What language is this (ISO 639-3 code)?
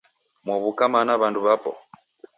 dav